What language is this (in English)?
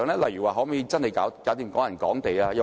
Cantonese